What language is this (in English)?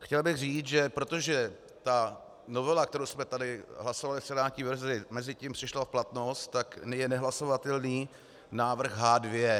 Czech